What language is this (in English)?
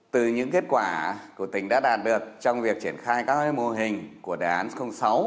Vietnamese